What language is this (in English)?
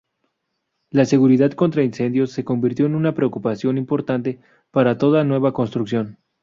Spanish